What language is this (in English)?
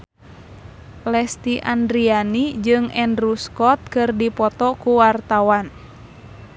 Sundanese